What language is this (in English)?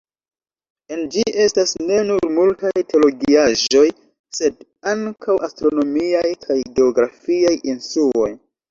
Esperanto